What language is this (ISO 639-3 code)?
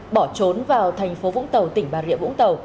vie